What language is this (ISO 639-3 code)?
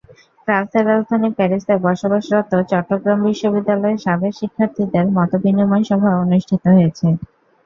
ben